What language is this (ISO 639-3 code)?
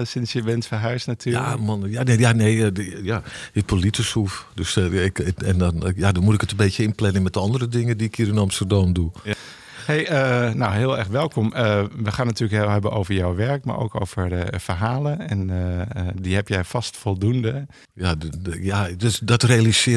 nld